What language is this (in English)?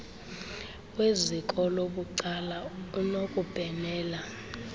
Xhosa